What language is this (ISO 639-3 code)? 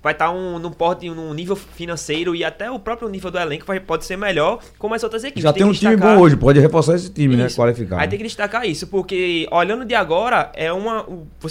por